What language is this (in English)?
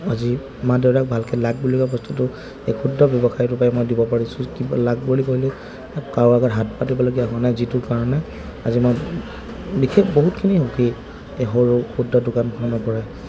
Assamese